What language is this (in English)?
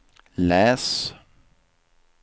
Swedish